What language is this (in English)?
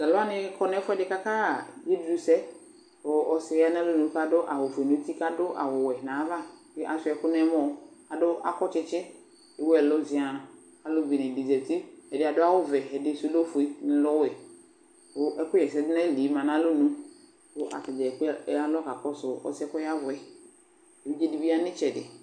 Ikposo